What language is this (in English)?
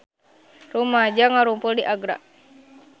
Sundanese